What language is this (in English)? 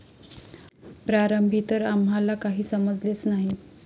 Marathi